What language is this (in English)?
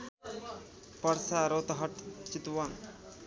Nepali